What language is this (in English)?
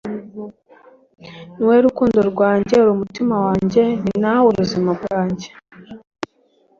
Kinyarwanda